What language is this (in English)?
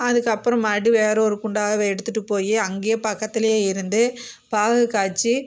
Tamil